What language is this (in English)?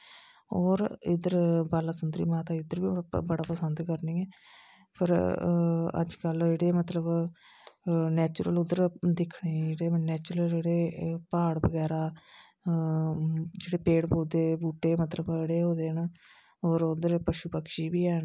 Dogri